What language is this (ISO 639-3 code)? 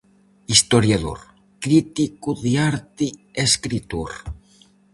glg